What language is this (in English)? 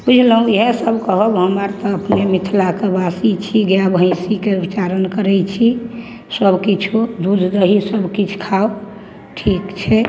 Maithili